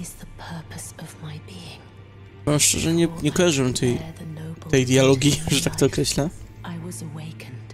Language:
Polish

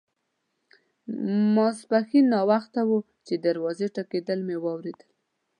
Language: Pashto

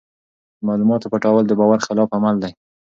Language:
Pashto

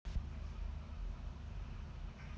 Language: Russian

